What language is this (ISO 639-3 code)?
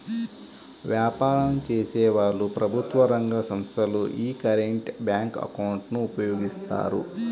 tel